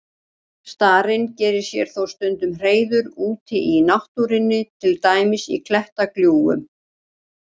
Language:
Icelandic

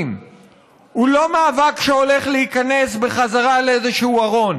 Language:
Hebrew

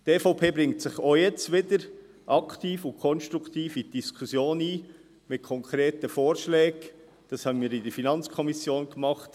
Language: Swiss German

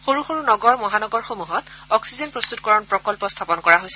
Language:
Assamese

